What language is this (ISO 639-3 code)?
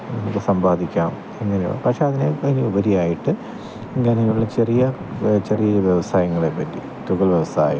mal